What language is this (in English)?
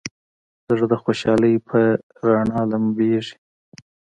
Pashto